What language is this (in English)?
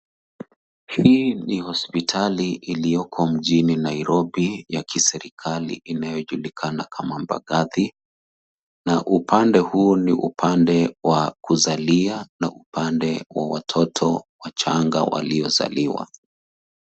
Swahili